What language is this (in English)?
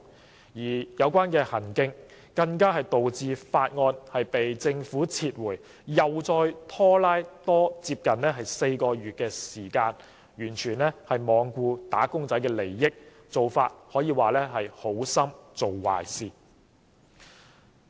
Cantonese